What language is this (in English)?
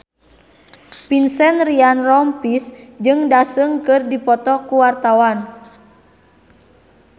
Sundanese